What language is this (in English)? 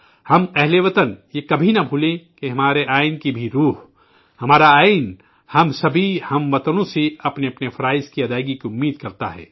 Urdu